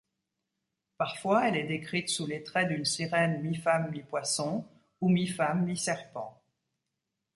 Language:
French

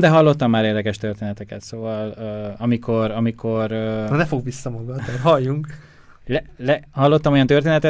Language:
Hungarian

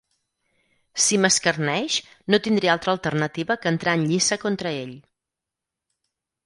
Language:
Catalan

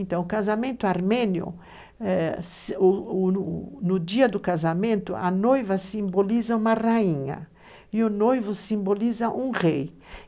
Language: Portuguese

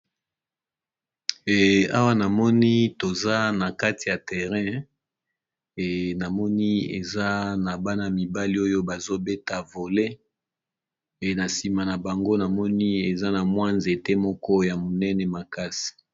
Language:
Lingala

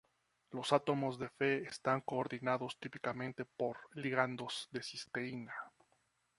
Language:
Spanish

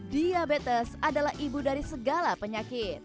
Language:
Indonesian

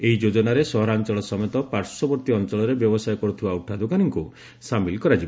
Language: Odia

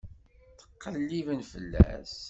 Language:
Kabyle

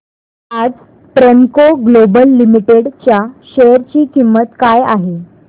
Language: Marathi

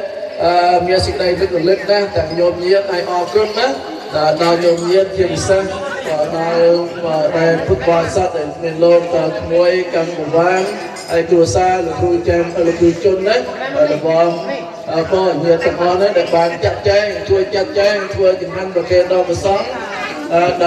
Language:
Thai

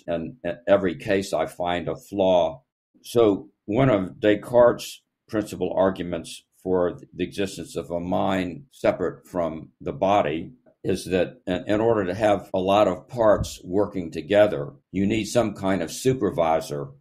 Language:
English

